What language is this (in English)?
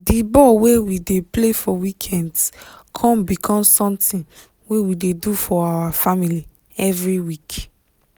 Nigerian Pidgin